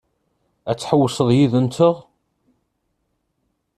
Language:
Kabyle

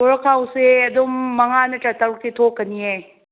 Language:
Manipuri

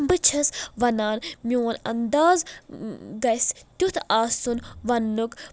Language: Kashmiri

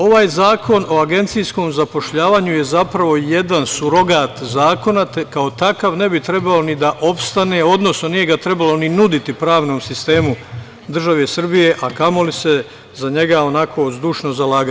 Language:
Serbian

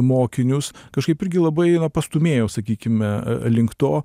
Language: Lithuanian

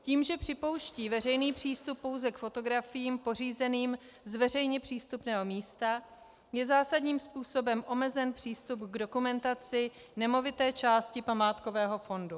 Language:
Czech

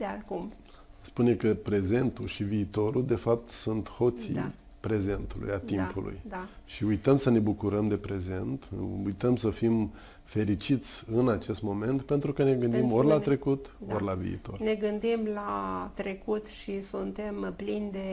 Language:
Romanian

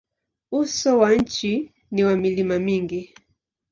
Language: Swahili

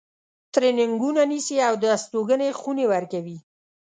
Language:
Pashto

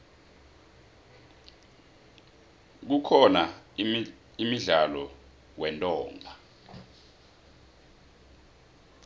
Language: South Ndebele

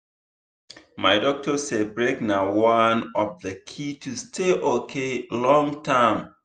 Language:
Nigerian Pidgin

